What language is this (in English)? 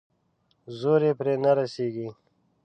Pashto